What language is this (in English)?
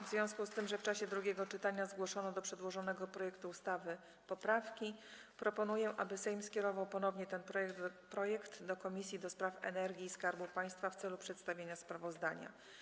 Polish